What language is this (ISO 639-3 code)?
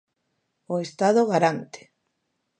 glg